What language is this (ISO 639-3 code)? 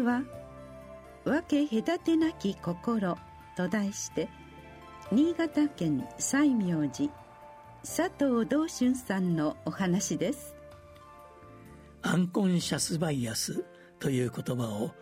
jpn